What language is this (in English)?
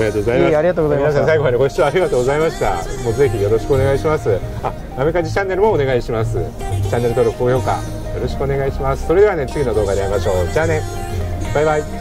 Japanese